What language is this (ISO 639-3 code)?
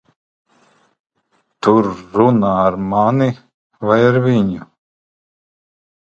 lav